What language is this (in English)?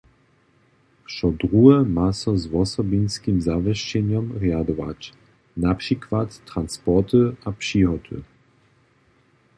Upper Sorbian